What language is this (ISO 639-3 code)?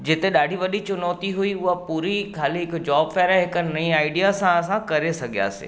snd